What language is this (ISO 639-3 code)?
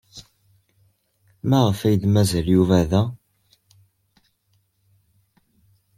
kab